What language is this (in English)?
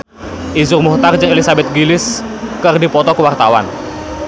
Sundanese